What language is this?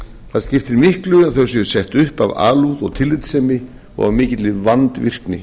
Icelandic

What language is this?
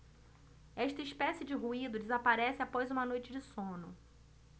Portuguese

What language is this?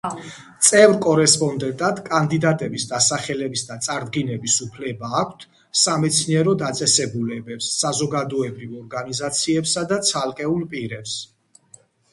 Georgian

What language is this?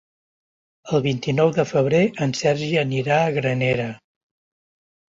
Catalan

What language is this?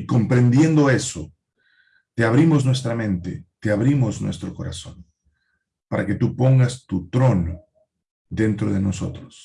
Spanish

